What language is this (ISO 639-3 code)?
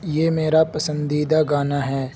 urd